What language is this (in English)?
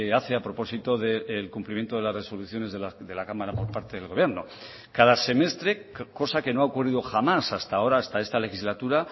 Spanish